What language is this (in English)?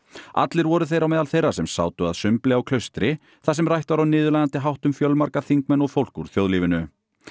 Icelandic